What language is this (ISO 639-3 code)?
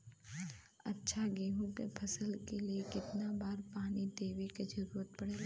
bho